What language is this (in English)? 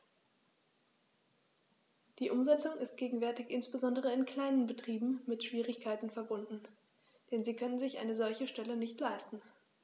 German